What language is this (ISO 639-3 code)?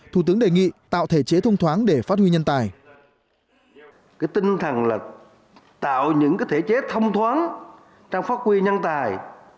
vie